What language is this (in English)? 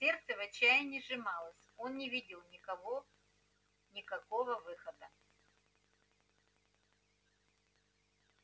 Russian